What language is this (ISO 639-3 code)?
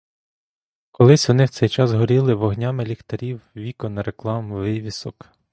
ukr